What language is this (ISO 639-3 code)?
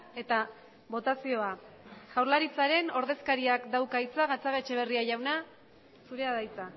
eus